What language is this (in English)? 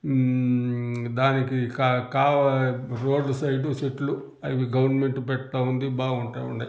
Telugu